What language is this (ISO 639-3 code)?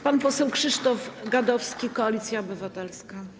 pol